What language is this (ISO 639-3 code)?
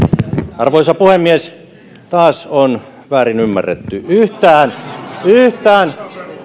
fin